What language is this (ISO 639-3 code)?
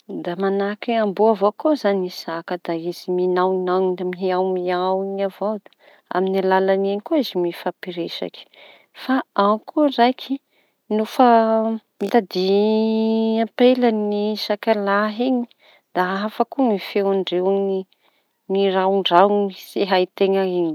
txy